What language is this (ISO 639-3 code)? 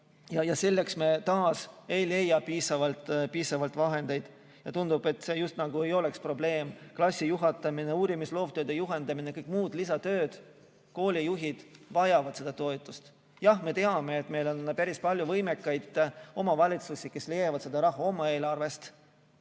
est